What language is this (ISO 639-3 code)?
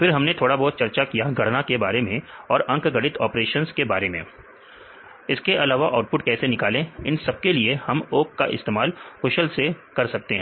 hin